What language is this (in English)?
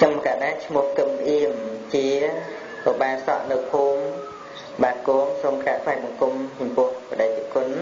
Vietnamese